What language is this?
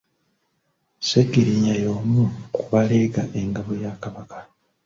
Ganda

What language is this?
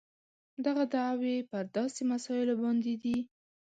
Pashto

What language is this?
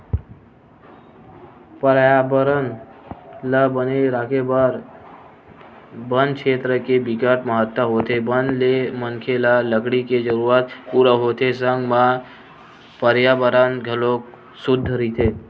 Chhattisgarhi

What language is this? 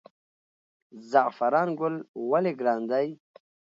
Pashto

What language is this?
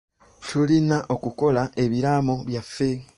Ganda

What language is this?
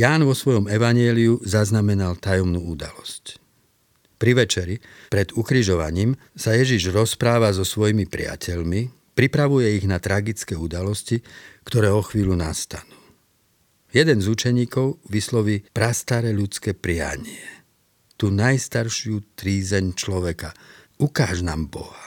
Slovak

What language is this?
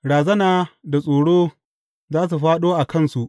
Hausa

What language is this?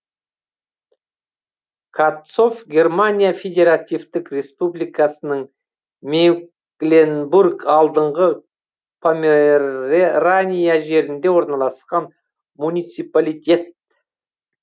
Kazakh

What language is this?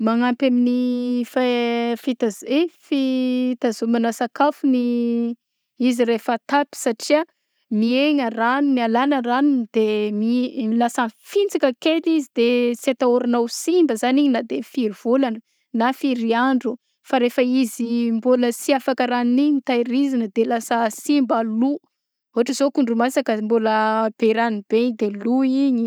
Southern Betsimisaraka Malagasy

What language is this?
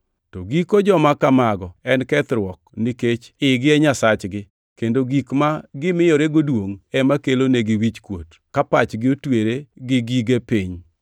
Luo (Kenya and Tanzania)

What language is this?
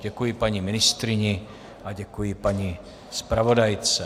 Czech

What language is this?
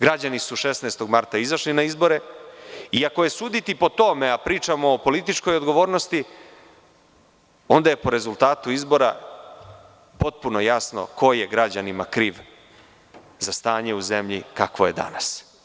Serbian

